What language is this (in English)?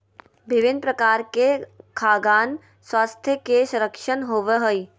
Magahi